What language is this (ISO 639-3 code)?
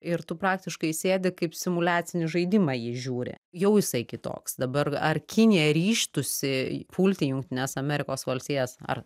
lit